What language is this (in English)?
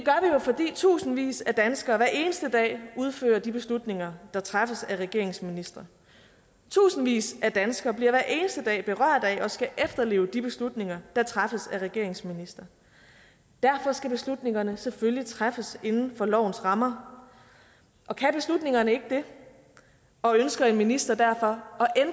Danish